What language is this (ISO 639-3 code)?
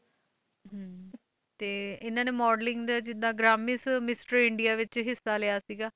pan